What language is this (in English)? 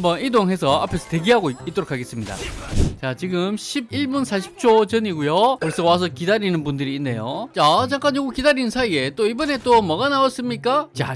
Korean